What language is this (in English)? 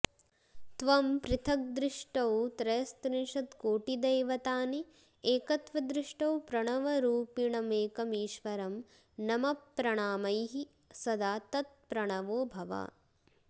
Sanskrit